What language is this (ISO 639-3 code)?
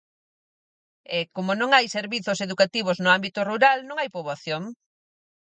glg